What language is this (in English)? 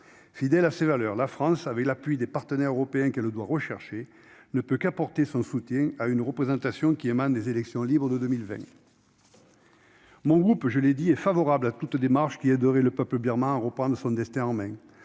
French